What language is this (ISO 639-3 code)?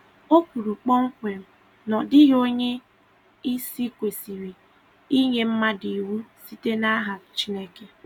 ibo